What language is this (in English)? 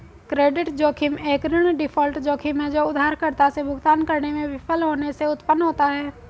Hindi